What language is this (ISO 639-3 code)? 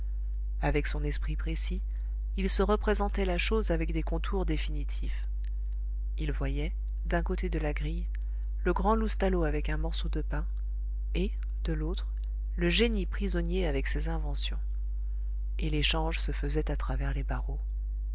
fra